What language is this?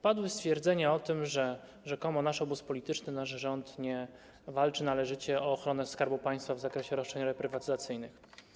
Polish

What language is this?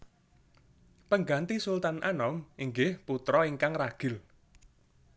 Javanese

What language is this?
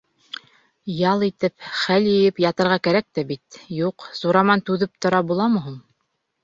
Bashkir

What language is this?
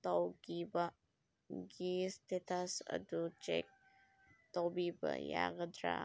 Manipuri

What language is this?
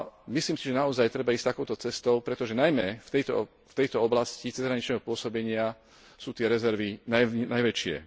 Slovak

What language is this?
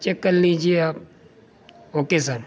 Urdu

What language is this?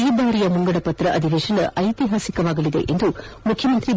Kannada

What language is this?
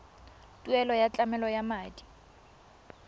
Tswana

